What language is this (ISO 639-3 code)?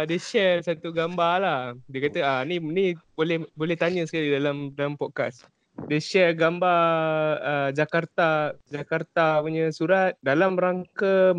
msa